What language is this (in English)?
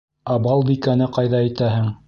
Bashkir